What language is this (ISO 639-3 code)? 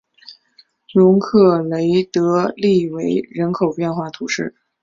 zho